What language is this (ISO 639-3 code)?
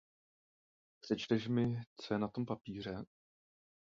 ces